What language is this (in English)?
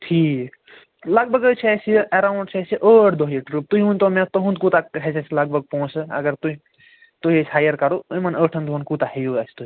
Kashmiri